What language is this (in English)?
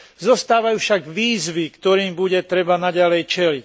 Slovak